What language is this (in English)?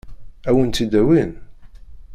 Kabyle